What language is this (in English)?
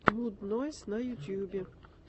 Russian